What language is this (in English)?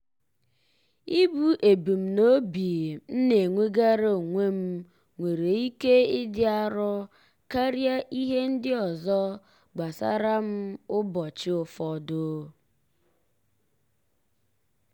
Igbo